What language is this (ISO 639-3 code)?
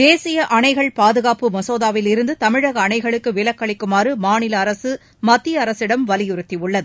tam